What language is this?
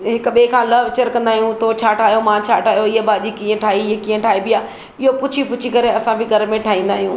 Sindhi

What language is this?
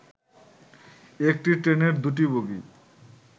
Bangla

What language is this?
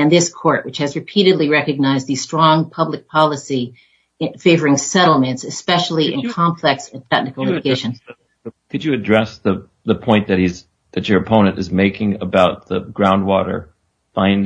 English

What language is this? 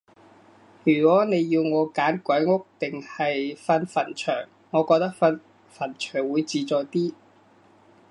Cantonese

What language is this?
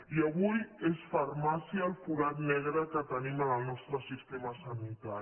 Catalan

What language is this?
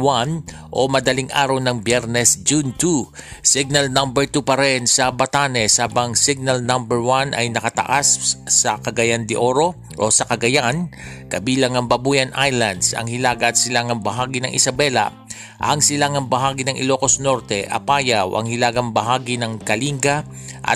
Filipino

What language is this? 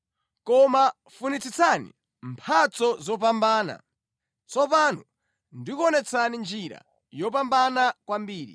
Nyanja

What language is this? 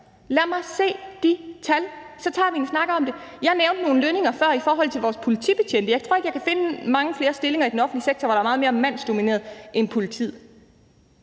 Danish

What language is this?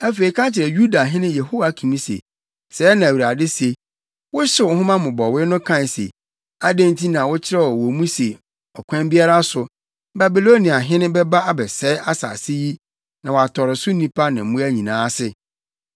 Akan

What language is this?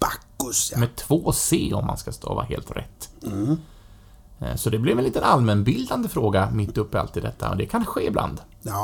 Swedish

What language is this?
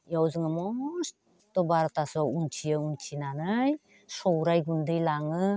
Bodo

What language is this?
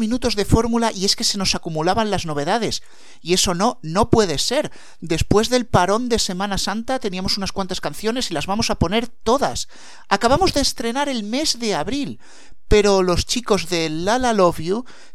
Spanish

